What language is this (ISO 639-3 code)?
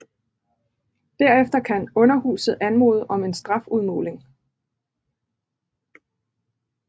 dan